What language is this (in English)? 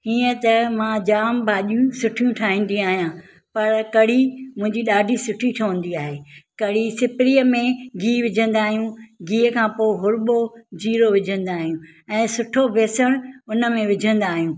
Sindhi